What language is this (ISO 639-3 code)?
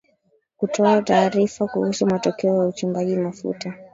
swa